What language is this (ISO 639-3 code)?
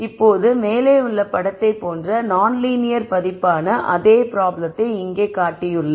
tam